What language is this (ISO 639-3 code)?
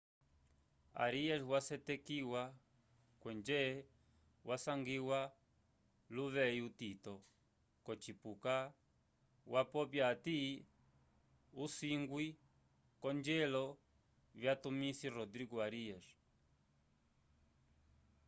umb